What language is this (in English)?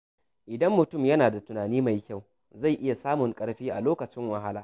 Hausa